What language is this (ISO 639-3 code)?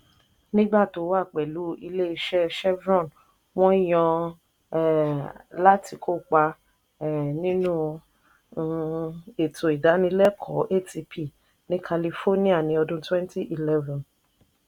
yor